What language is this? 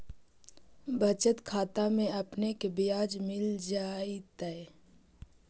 Magahi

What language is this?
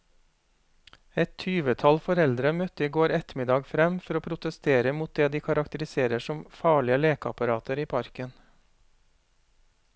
Norwegian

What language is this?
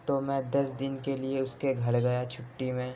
Urdu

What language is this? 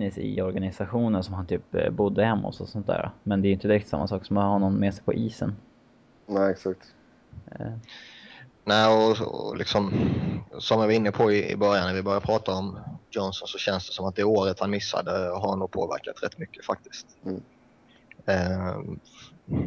Swedish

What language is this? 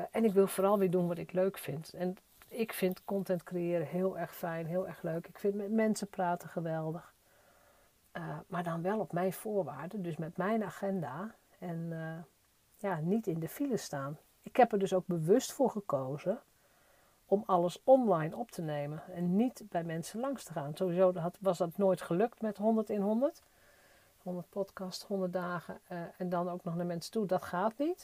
Dutch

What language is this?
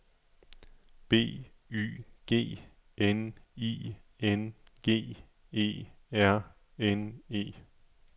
Danish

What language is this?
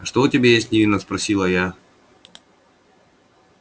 Russian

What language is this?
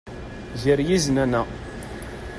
Kabyle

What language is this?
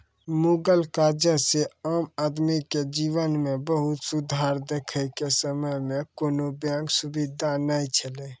Maithili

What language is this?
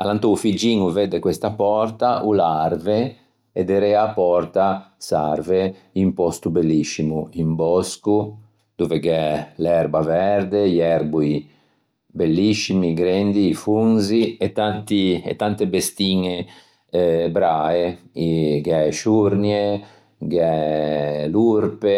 Ligurian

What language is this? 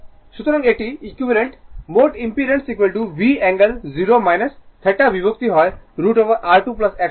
Bangla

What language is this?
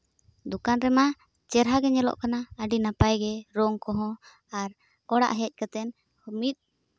Santali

